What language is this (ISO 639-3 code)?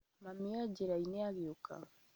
kik